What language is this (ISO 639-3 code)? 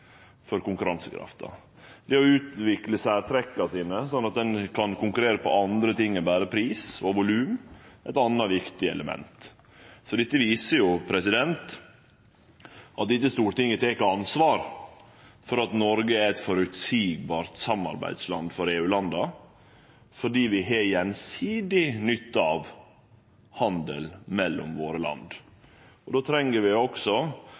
nno